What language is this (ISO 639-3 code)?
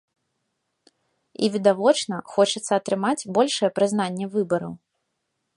bel